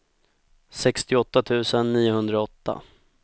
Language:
Swedish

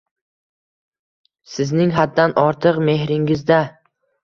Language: Uzbek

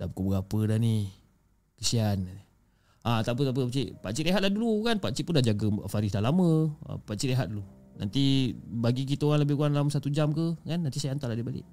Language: Malay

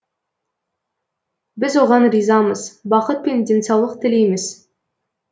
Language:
Kazakh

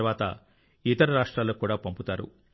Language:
Telugu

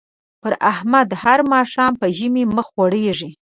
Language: Pashto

